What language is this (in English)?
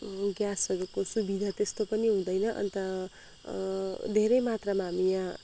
Nepali